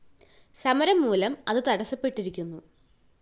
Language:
Malayalam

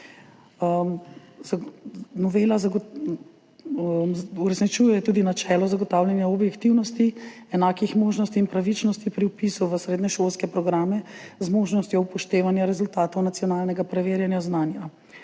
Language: Slovenian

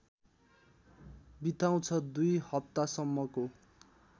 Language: Nepali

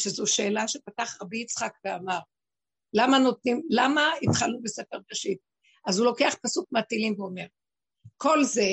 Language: Hebrew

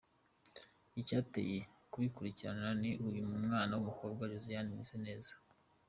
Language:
Kinyarwanda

